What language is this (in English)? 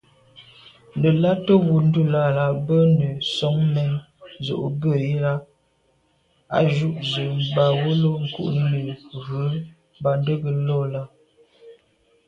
Medumba